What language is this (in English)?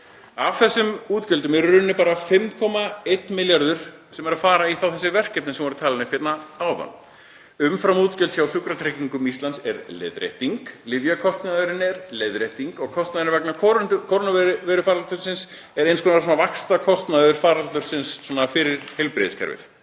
Icelandic